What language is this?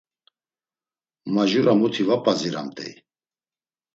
Laz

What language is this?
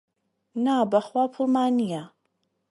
Central Kurdish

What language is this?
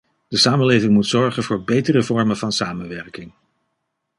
Dutch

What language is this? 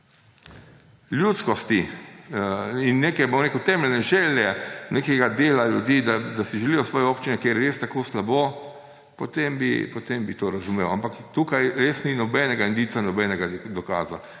Slovenian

